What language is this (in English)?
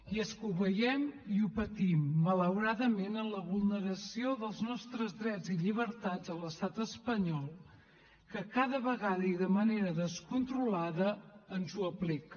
Catalan